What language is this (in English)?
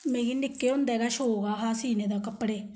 Dogri